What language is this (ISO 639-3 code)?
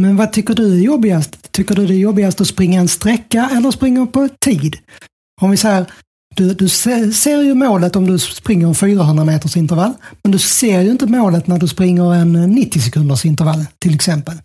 swe